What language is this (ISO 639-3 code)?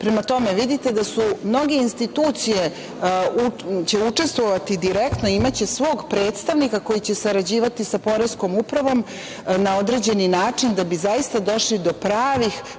srp